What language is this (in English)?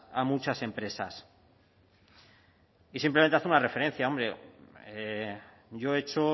Spanish